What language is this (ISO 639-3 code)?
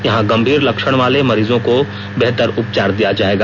hin